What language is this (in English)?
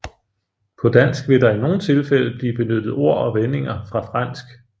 Danish